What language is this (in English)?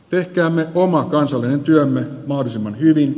Finnish